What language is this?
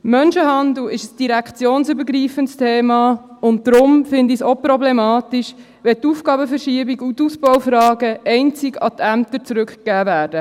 Swiss German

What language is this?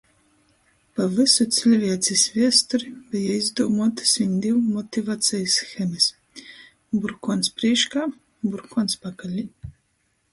Latgalian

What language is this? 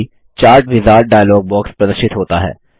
Hindi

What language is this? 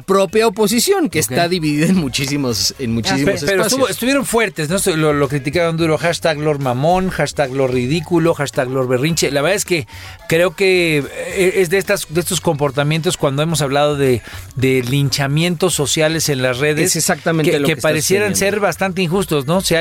Spanish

